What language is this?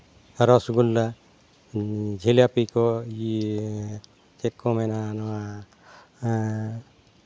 Santali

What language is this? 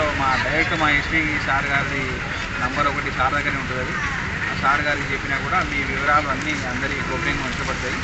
Telugu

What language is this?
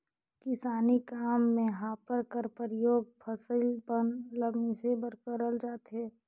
Chhattisgarhi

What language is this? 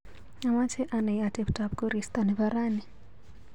Kalenjin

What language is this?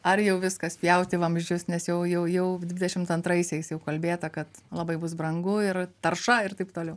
Lithuanian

